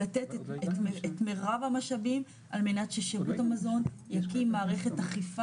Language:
Hebrew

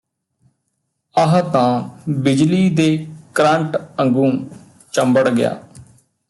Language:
Punjabi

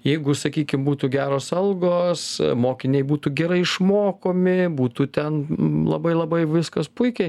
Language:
Lithuanian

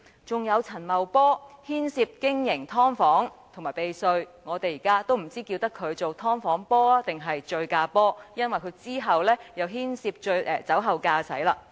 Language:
Cantonese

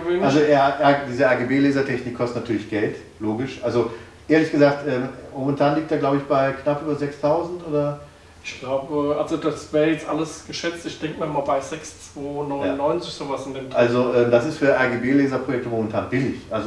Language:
German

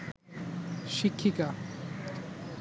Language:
Bangla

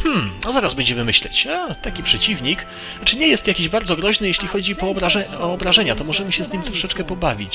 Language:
Polish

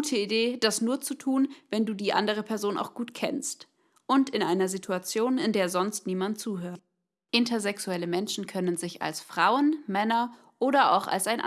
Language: German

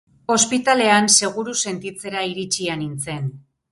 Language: Basque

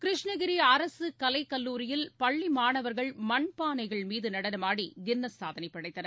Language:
Tamil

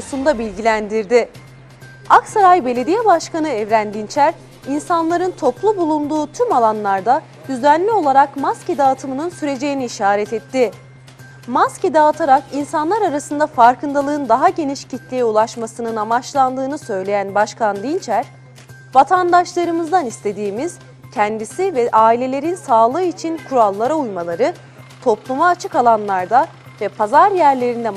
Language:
Turkish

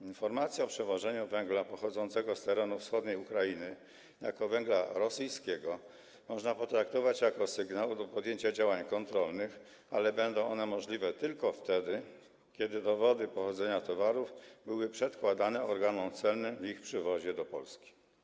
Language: Polish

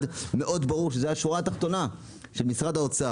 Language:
Hebrew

